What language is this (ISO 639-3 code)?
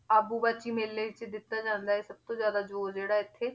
pan